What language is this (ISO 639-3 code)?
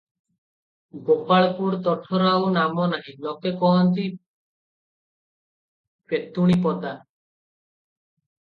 ori